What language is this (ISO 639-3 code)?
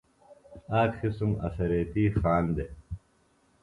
phl